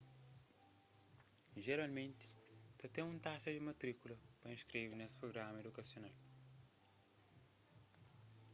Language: Kabuverdianu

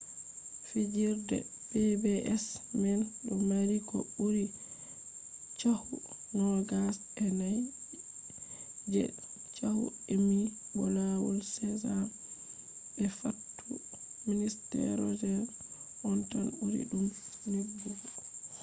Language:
Fula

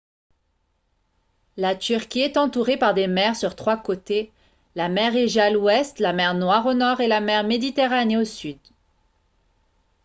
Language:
French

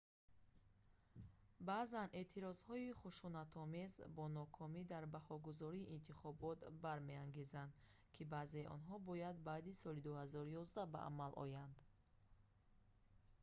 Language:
Tajik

